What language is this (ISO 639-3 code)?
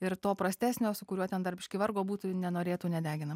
lit